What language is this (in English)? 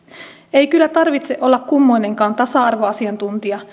Finnish